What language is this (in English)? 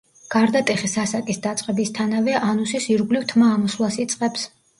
Georgian